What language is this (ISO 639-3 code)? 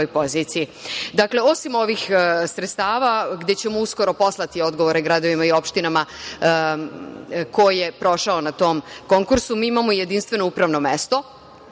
srp